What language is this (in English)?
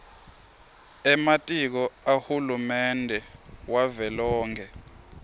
Swati